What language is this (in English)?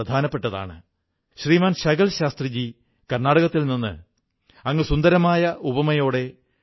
Malayalam